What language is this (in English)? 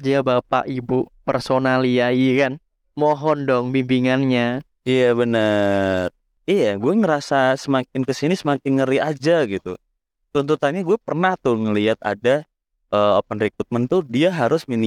Indonesian